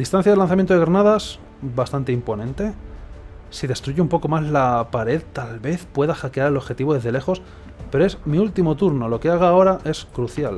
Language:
Spanish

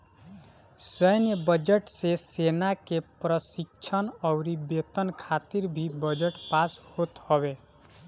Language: Bhojpuri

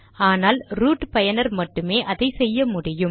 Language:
Tamil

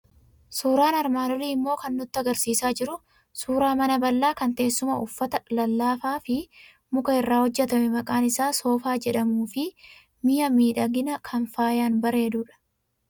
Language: Oromo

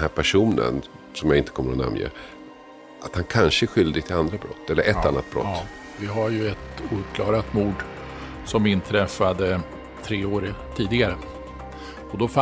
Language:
Swedish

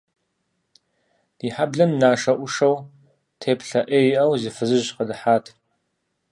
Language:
Kabardian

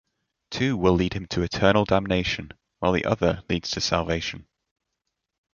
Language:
English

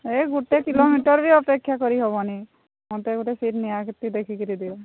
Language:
Odia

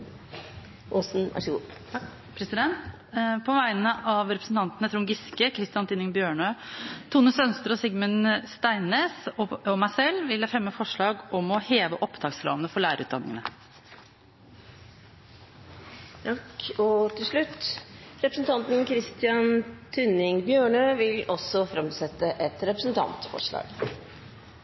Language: Norwegian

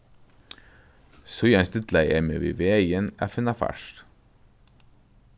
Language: Faroese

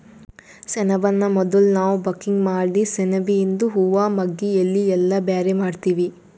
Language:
Kannada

